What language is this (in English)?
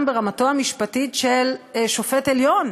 Hebrew